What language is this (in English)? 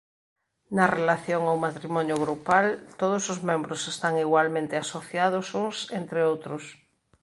Galician